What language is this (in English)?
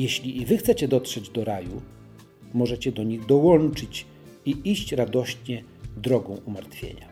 Polish